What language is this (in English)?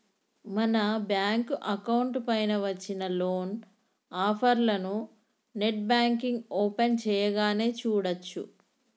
Telugu